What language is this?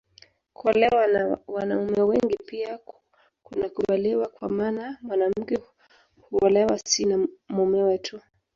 Swahili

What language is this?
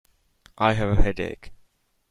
English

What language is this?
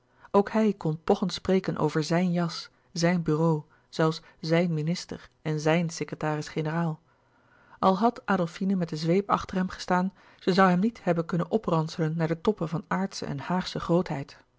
Dutch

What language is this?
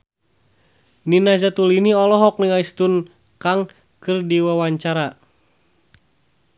Sundanese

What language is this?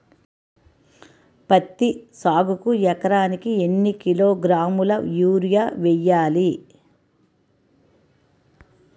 Telugu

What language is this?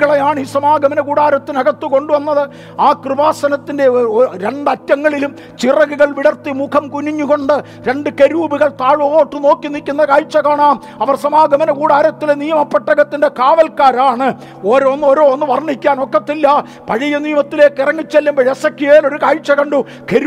Malayalam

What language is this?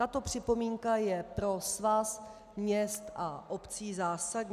Czech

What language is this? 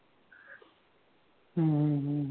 Marathi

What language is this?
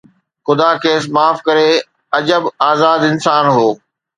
Sindhi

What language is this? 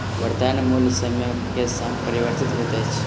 Maithili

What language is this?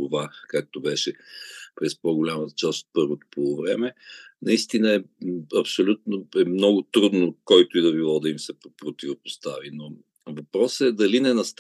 Bulgarian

